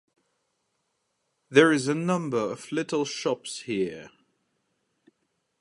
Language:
English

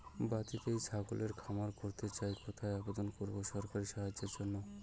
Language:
Bangla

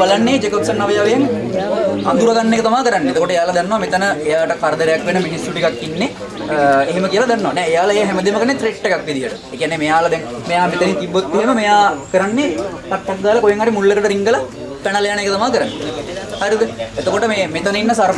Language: Indonesian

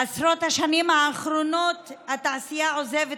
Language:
Hebrew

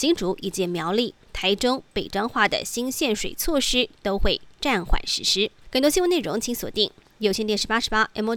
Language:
Chinese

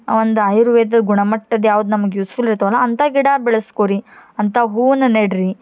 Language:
Kannada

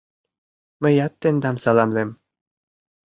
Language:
Mari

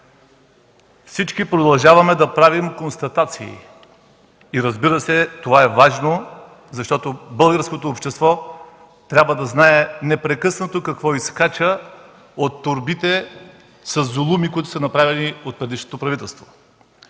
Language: Bulgarian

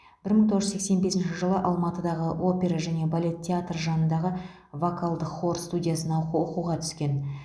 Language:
Kazakh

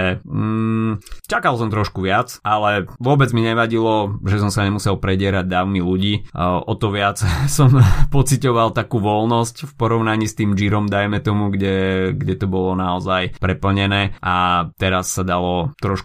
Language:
Slovak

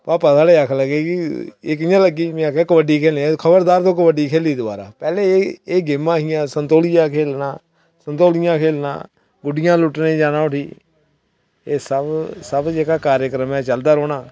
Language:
Dogri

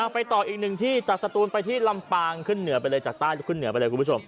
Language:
Thai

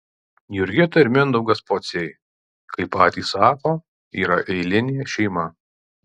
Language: Lithuanian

